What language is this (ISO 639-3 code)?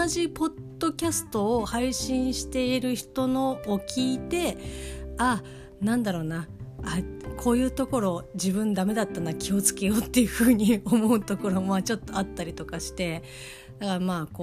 jpn